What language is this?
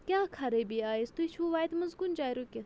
Kashmiri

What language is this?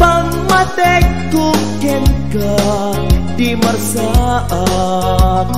Indonesian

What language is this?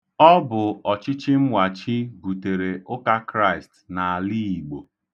Igbo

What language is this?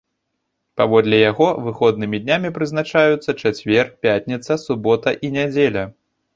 Belarusian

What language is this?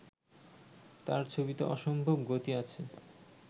Bangla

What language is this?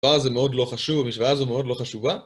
Hebrew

